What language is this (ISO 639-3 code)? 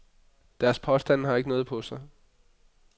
dan